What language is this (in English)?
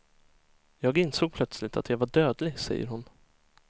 Swedish